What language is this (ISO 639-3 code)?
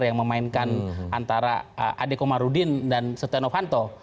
ind